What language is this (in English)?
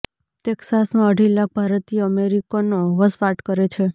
Gujarati